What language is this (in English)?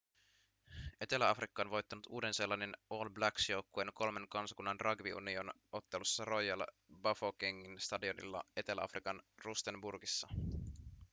Finnish